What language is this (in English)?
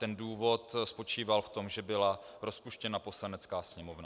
Czech